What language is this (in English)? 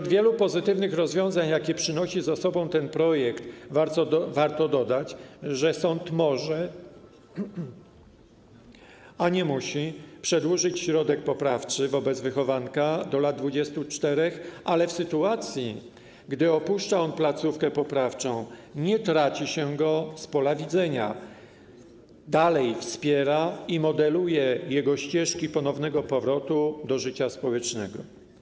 Polish